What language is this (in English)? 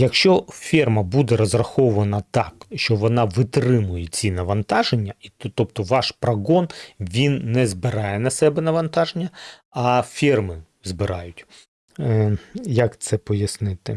Ukrainian